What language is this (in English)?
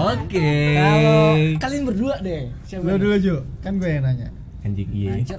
Indonesian